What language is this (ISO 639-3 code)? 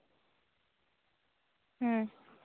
sat